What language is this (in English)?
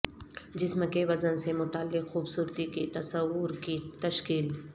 Urdu